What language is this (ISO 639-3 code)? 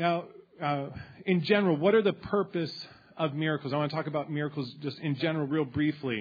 eng